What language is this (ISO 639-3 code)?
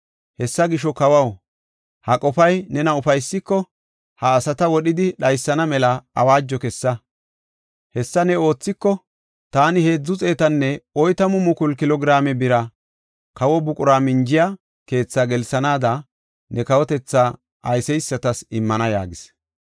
gof